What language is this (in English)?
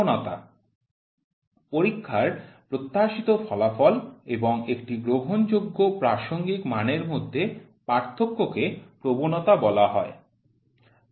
Bangla